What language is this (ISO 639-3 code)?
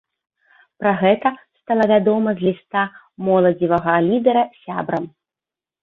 bel